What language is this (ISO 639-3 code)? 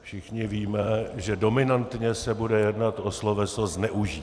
ces